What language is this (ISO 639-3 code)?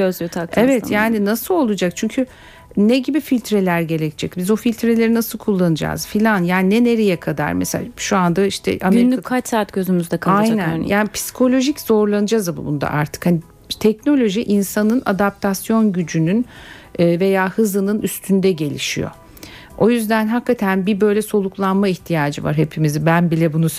tur